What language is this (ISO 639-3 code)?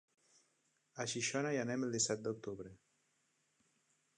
cat